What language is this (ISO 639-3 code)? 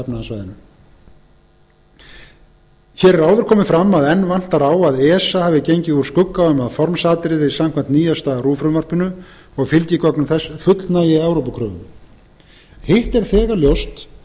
isl